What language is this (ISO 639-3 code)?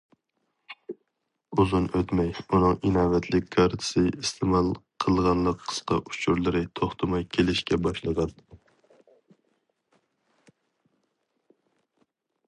uig